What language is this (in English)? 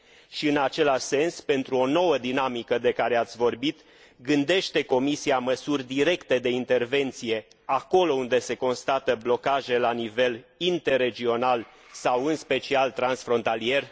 Romanian